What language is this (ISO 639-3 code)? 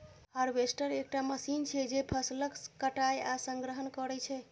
mai